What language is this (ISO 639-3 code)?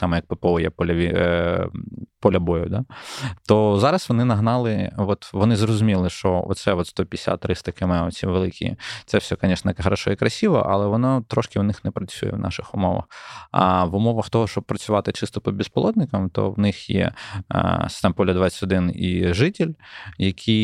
ukr